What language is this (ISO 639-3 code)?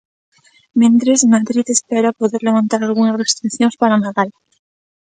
glg